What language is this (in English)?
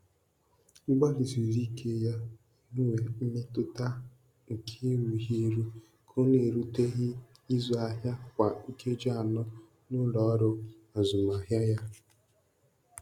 Igbo